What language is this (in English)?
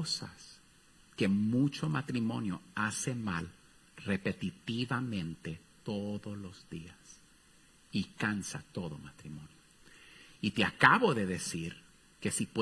Spanish